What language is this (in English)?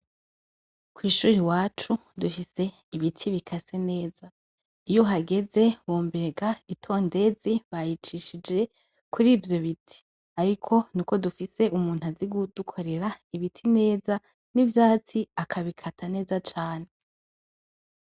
Rundi